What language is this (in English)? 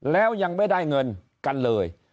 Thai